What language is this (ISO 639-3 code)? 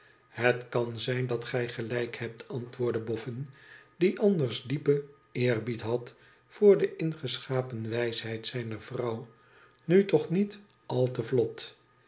nld